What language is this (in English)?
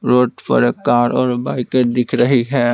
Hindi